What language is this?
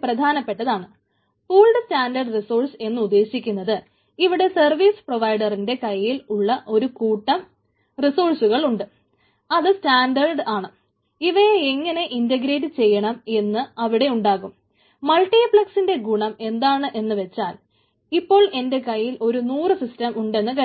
Malayalam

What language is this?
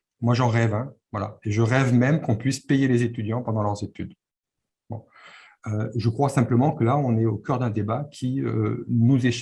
French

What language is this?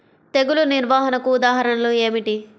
Telugu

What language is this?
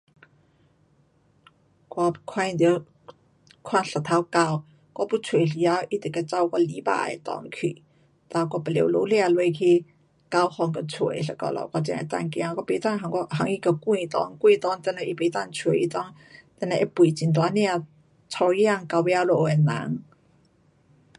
Pu-Xian Chinese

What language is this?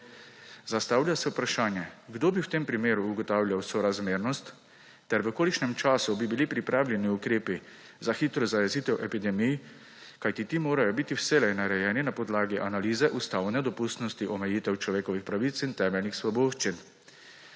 Slovenian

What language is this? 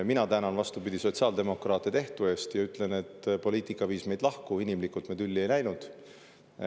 Estonian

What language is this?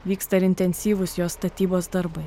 Lithuanian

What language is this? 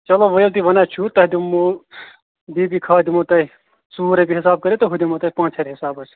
Kashmiri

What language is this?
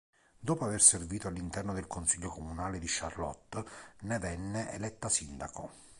Italian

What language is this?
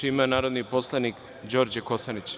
Serbian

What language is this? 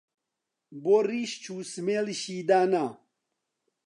Central Kurdish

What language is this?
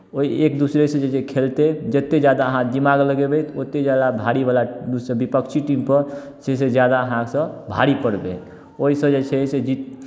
Maithili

